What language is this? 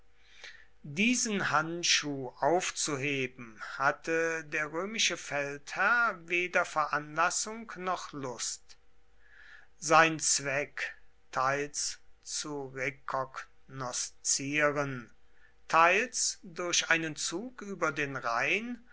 German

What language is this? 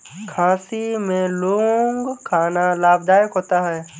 Hindi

